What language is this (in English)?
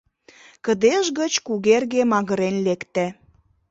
Mari